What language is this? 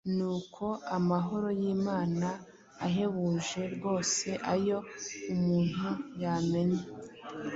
Kinyarwanda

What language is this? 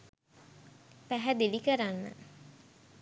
Sinhala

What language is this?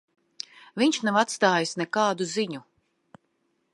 Latvian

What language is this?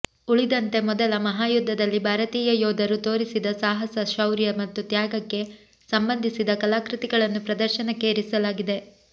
Kannada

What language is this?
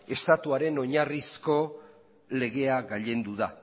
Basque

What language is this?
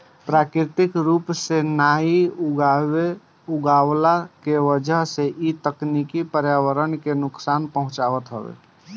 Bhojpuri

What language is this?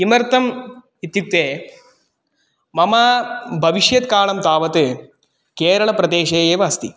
Sanskrit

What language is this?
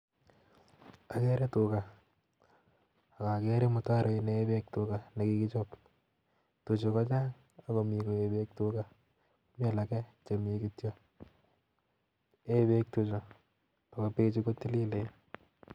Kalenjin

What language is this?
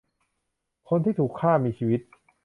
Thai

